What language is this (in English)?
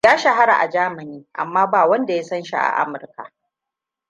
Hausa